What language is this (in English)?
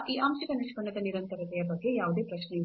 Kannada